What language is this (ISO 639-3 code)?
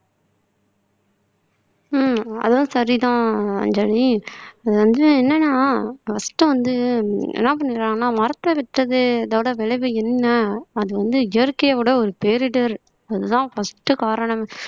tam